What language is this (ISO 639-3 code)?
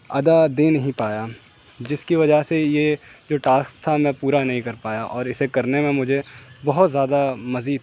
urd